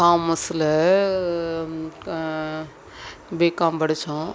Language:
Tamil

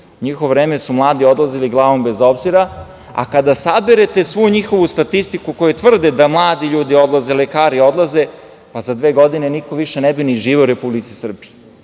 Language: Serbian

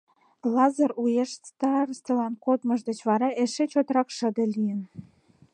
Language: Mari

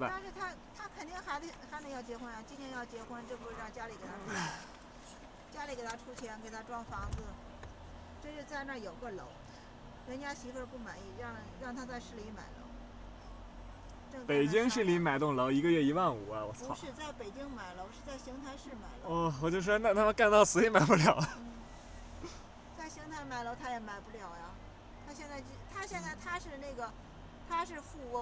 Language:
Chinese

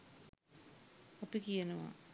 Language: Sinhala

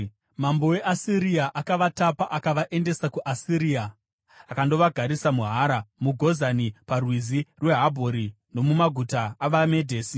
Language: Shona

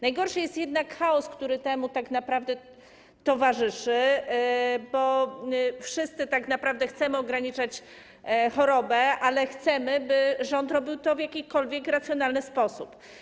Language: Polish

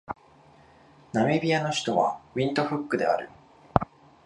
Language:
Japanese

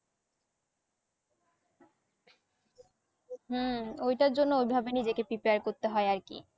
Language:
Bangla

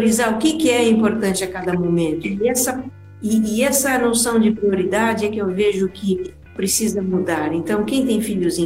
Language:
Portuguese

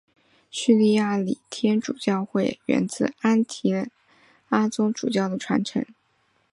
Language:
Chinese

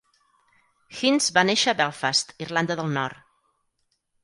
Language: Catalan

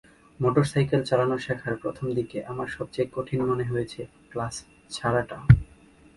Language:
Bangla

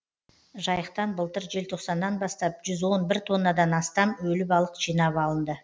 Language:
Kazakh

